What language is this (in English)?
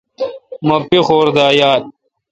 Kalkoti